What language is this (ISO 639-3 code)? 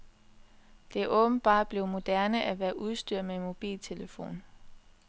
dan